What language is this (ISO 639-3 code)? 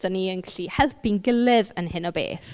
cym